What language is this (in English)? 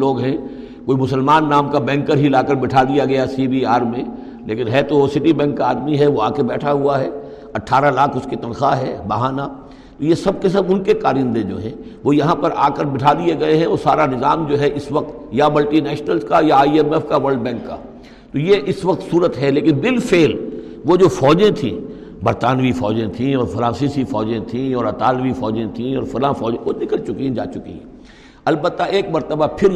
Urdu